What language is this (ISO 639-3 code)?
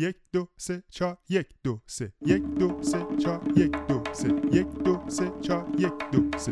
fas